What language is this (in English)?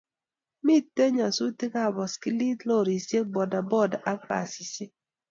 Kalenjin